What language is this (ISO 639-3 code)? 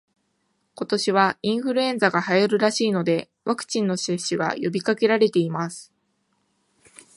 jpn